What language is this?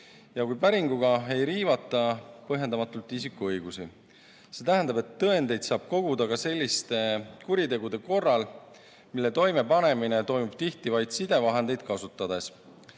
Estonian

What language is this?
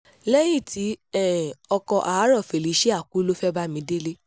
Yoruba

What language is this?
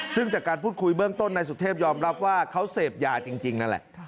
Thai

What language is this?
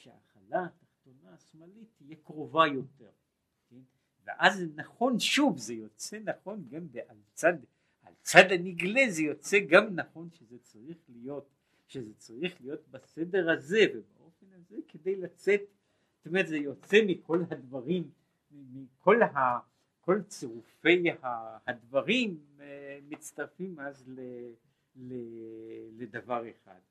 Hebrew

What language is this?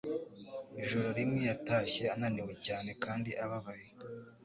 Kinyarwanda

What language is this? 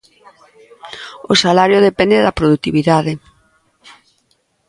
Galician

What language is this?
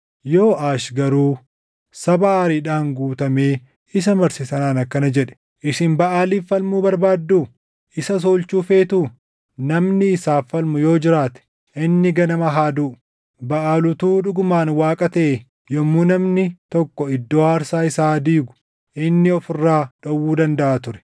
Oromo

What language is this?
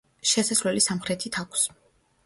Georgian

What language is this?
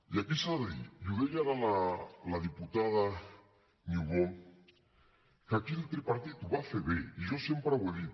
Catalan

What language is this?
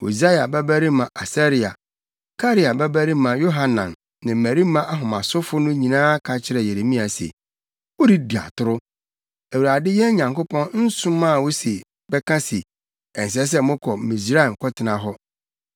Akan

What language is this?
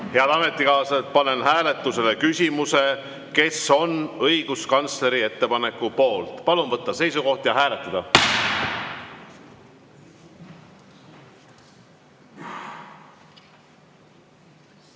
Estonian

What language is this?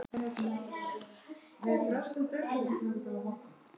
Icelandic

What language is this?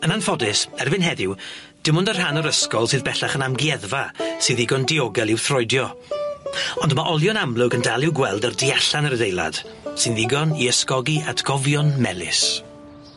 Welsh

